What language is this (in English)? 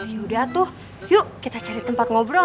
Indonesian